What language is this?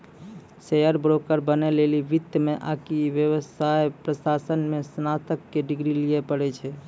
Maithili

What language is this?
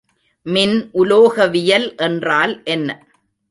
Tamil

